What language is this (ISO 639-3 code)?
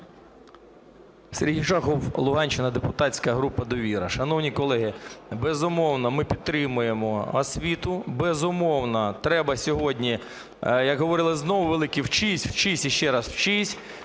ukr